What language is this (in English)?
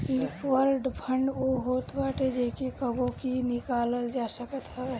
Bhojpuri